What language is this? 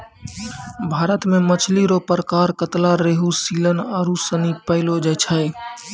Maithili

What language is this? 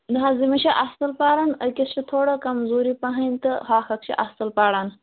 Kashmiri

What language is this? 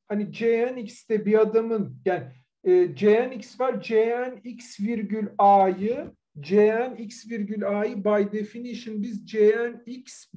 Turkish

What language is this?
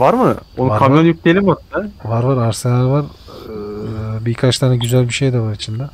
Turkish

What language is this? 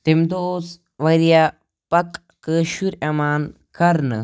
Kashmiri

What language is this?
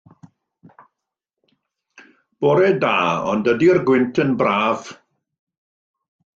Welsh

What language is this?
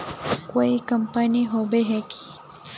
Magahi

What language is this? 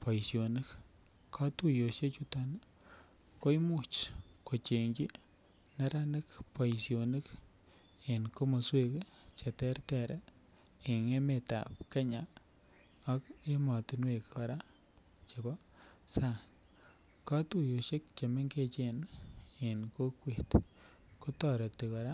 Kalenjin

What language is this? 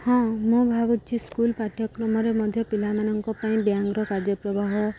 Odia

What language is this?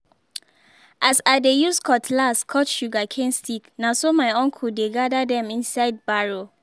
Nigerian Pidgin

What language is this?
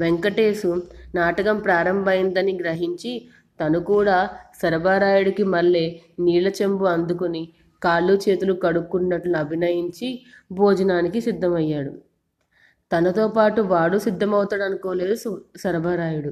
Telugu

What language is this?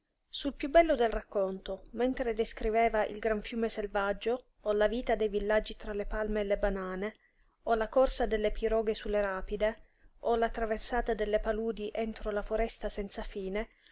Italian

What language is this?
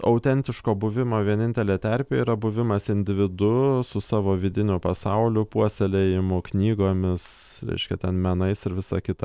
Lithuanian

